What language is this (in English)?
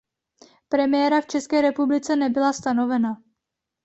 Czech